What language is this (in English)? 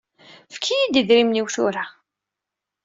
Kabyle